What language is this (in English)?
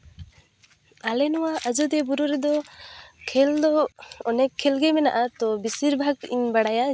Santali